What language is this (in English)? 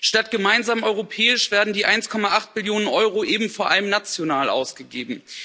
German